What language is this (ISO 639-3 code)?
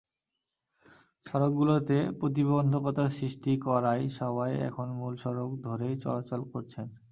ben